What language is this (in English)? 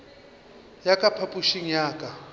Northern Sotho